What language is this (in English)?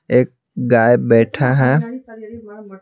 Hindi